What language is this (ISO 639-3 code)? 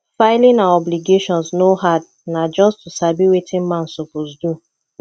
pcm